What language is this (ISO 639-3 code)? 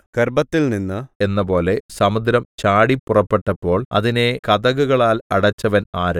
mal